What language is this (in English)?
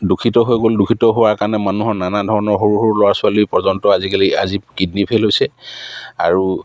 Assamese